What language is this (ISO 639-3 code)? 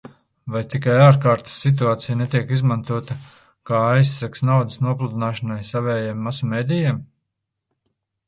lav